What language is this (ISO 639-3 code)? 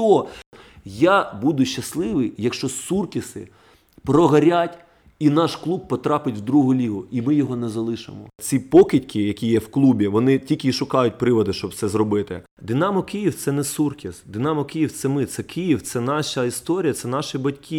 rus